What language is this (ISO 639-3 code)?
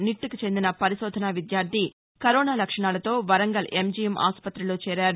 tel